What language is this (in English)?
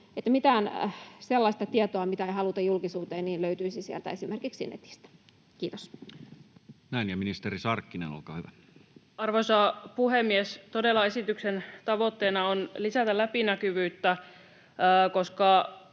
Finnish